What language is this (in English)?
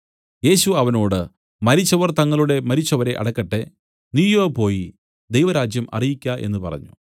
Malayalam